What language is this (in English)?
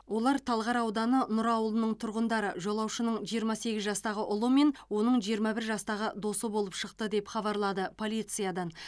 Kazakh